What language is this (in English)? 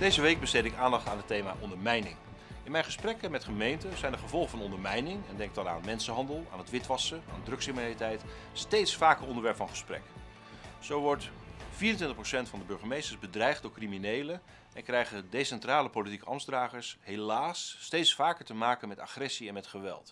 Dutch